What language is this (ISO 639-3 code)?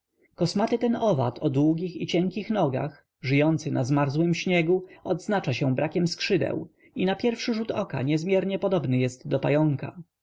pol